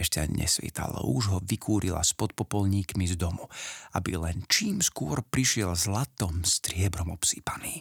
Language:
Slovak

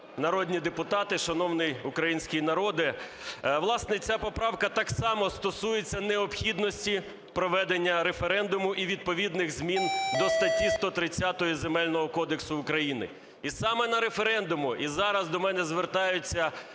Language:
Ukrainian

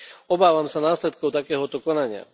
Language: Slovak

